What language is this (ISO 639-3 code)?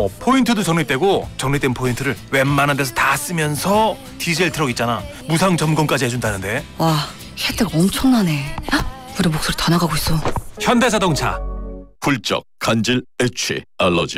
kor